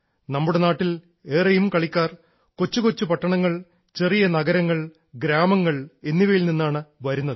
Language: Malayalam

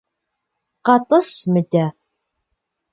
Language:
Kabardian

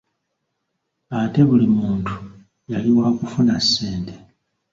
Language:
Ganda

